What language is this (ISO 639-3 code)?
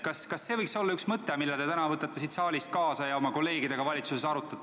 est